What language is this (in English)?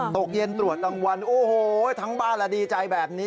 Thai